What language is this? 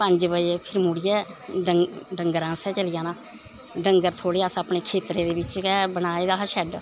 Dogri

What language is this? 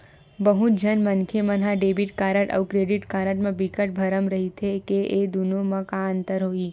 Chhattisgarhi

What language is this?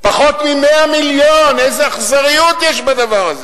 Hebrew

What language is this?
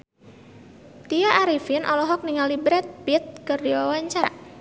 Sundanese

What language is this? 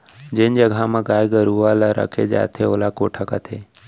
Chhattisgarhi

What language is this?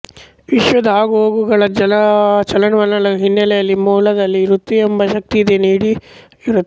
Kannada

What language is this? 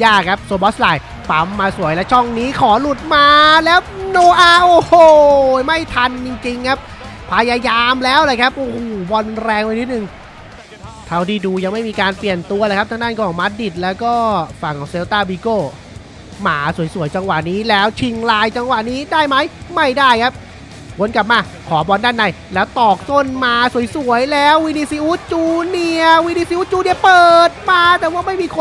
Thai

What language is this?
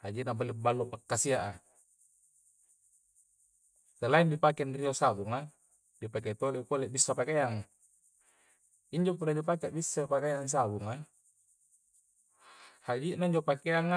Coastal Konjo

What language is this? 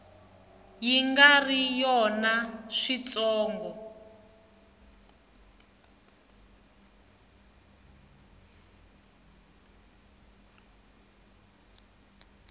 Tsonga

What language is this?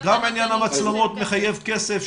Hebrew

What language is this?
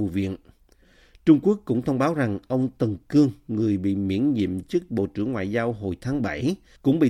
Vietnamese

